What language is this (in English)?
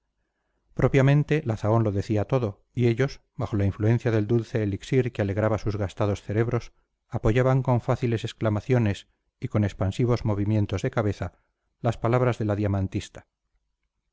Spanish